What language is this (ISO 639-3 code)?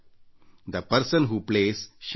kan